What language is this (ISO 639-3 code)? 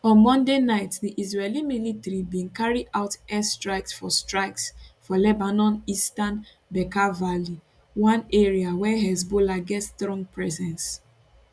pcm